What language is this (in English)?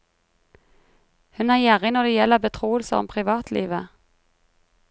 Norwegian